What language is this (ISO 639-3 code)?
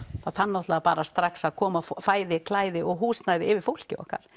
isl